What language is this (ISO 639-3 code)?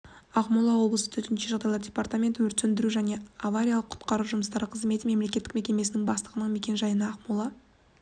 kaz